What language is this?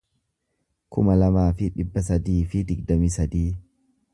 Oromo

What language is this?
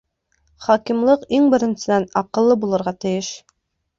Bashkir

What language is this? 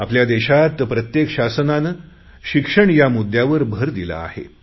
Marathi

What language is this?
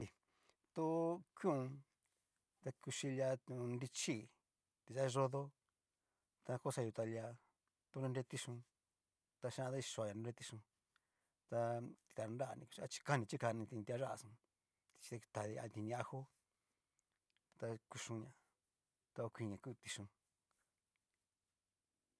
Cacaloxtepec Mixtec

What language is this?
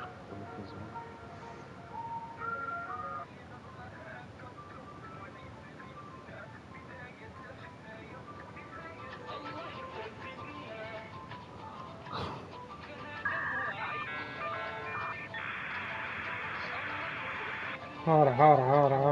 Arabic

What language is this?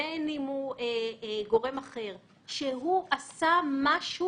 Hebrew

